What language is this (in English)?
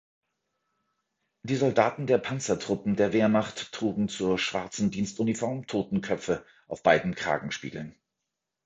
German